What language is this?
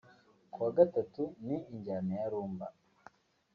Kinyarwanda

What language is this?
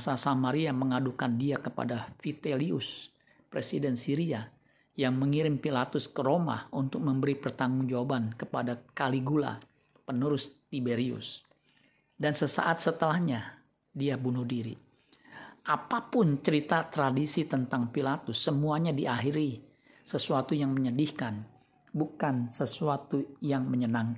Indonesian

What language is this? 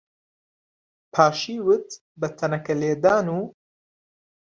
Central Kurdish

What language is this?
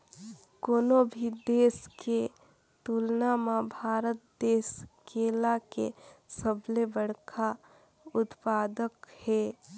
Chhattisgarhi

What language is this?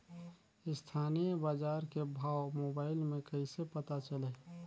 Chhattisgarhi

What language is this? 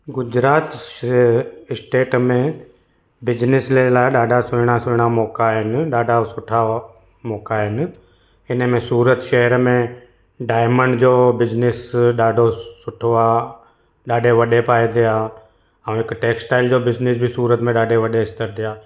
Sindhi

